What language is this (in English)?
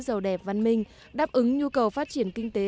Vietnamese